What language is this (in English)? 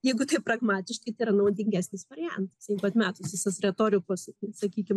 Lithuanian